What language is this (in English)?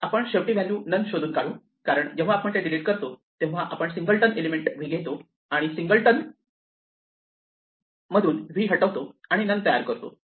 Marathi